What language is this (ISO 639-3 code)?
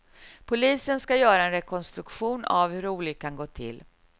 swe